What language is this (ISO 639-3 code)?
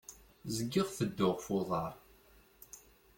kab